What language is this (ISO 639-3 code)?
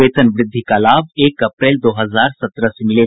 hin